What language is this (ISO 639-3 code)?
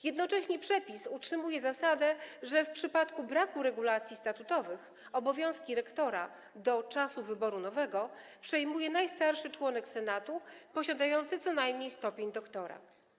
pol